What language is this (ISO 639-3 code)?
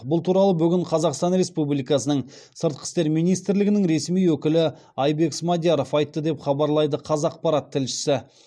kaz